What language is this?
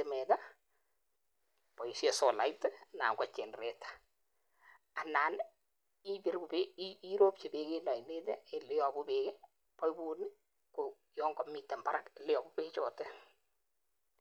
Kalenjin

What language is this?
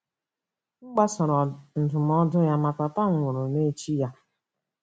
Igbo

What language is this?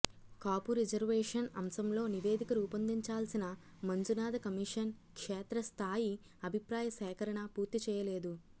Telugu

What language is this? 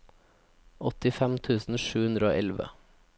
Norwegian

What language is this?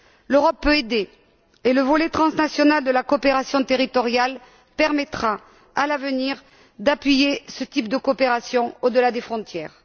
French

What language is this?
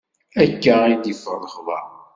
Kabyle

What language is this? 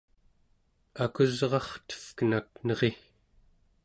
Central Yupik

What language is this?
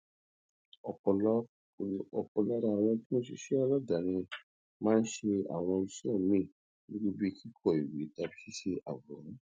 Yoruba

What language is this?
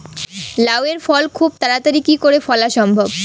Bangla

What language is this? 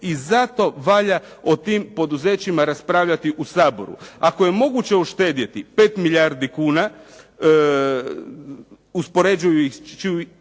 Croatian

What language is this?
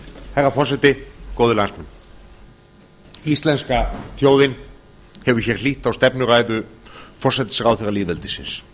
Icelandic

